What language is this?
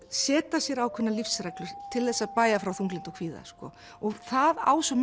Icelandic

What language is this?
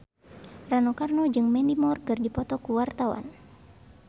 Sundanese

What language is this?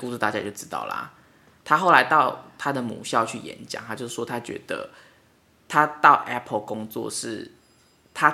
Chinese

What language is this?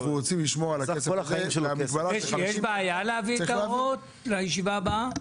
Hebrew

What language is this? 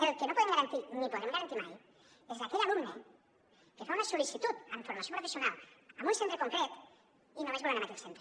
Catalan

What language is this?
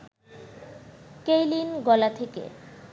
Bangla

